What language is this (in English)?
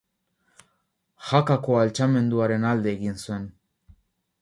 Basque